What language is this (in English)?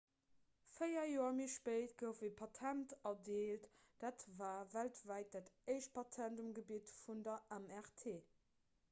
Luxembourgish